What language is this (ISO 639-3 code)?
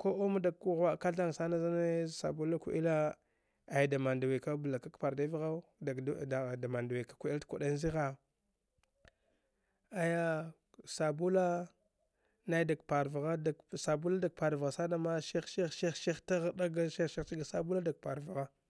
dgh